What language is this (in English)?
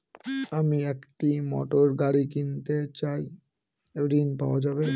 Bangla